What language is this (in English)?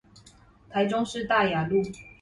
Chinese